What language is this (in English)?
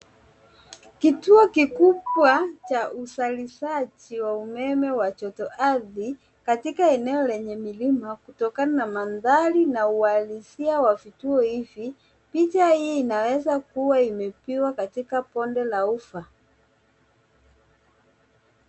Swahili